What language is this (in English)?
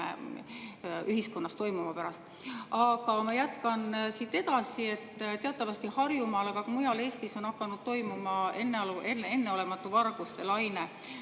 Estonian